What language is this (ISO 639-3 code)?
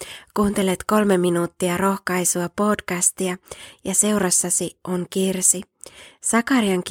fin